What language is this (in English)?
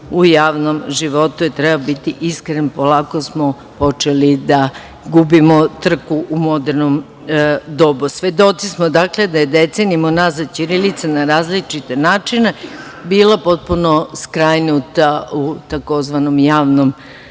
Serbian